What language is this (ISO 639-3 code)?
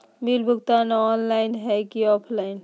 mag